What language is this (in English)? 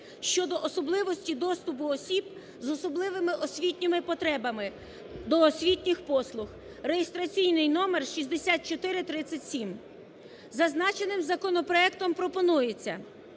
Ukrainian